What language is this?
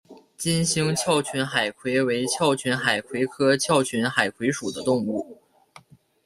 Chinese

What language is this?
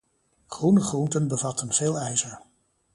Dutch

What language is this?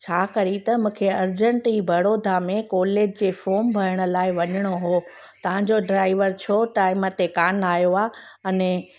Sindhi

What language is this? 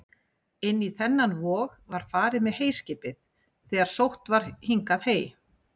Icelandic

